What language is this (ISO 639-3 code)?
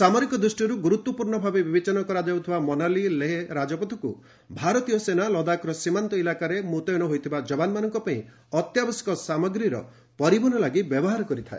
ori